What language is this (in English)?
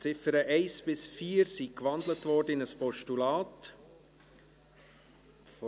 Swiss German